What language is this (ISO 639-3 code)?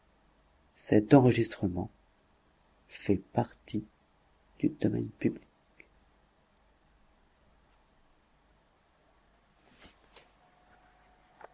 fra